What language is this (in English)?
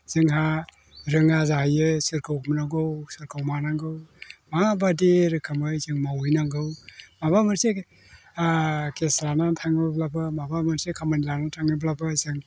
Bodo